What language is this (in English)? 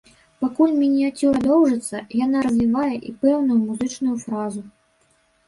Belarusian